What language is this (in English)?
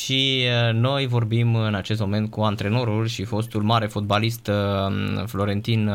Romanian